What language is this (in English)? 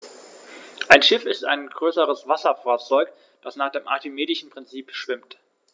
German